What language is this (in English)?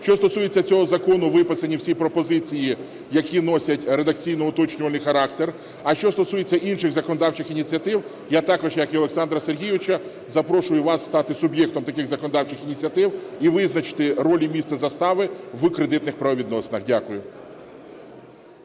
Ukrainian